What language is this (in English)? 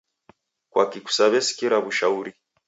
Taita